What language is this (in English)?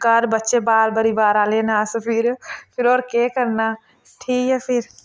Dogri